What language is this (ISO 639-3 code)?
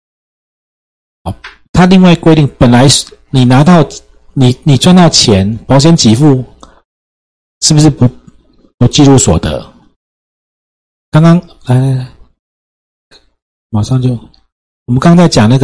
zho